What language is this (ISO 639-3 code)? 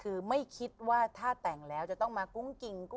tha